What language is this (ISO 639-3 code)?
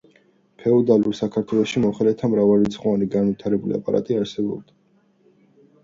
kat